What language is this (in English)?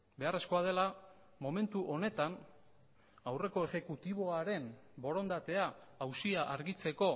Basque